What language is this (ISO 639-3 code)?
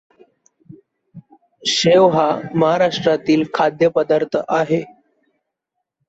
mar